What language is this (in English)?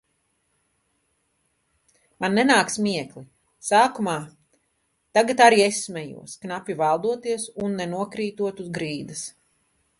Latvian